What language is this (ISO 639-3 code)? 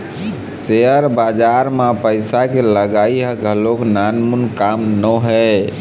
hne